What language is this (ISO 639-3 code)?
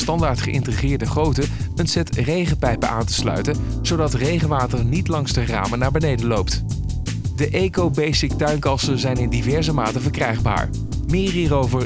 nld